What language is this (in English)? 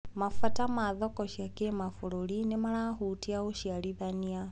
Kikuyu